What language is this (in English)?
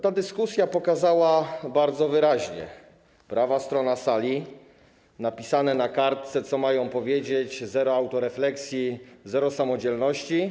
Polish